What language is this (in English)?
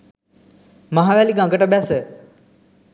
Sinhala